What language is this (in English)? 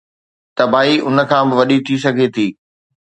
Sindhi